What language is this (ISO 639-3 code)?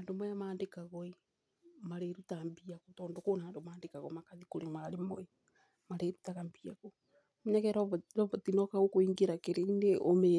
kik